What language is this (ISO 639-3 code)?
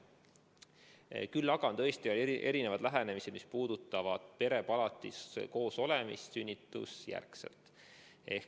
est